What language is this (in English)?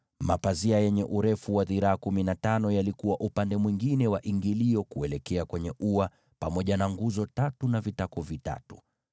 Swahili